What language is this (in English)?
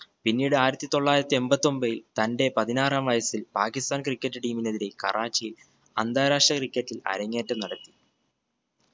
Malayalam